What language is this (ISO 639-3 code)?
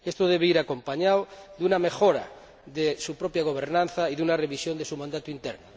spa